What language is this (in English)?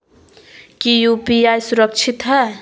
Magahi